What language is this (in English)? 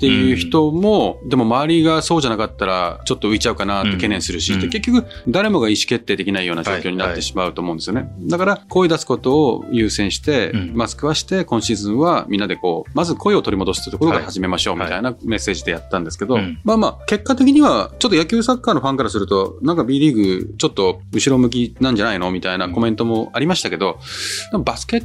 Japanese